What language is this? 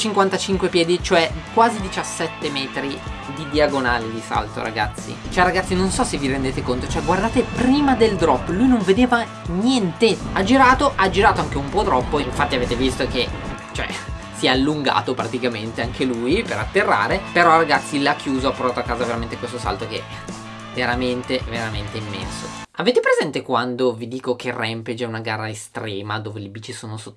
Italian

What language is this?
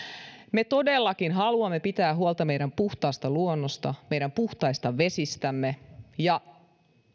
Finnish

